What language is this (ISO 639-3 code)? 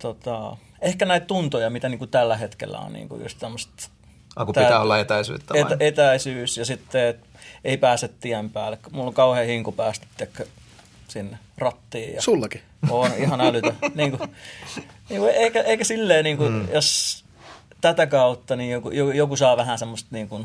fin